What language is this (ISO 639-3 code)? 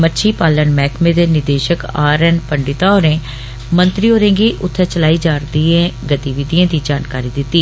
doi